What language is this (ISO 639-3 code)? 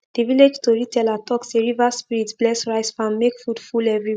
pcm